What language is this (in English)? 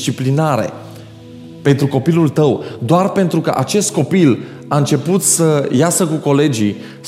Romanian